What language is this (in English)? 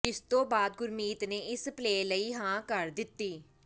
Punjabi